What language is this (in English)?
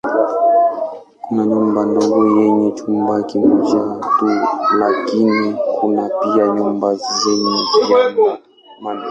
Swahili